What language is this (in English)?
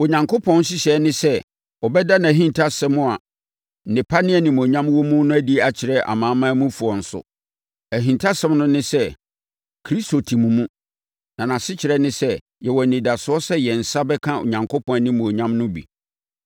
Akan